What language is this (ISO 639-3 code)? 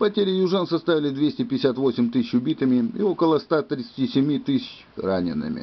rus